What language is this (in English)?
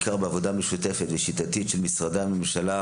Hebrew